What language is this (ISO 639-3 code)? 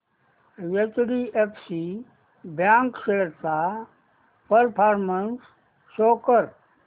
mar